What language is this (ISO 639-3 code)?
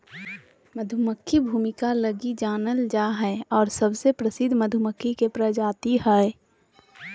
mag